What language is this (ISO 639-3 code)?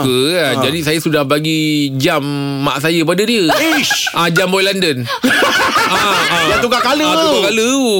msa